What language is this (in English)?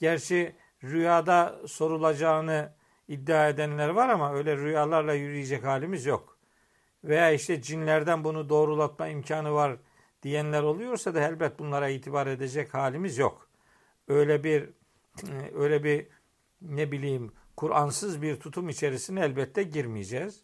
Turkish